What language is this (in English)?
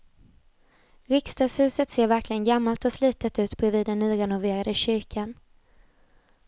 Swedish